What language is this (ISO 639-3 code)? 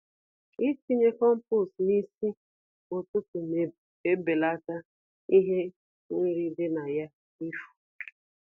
ibo